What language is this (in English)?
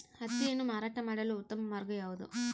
Kannada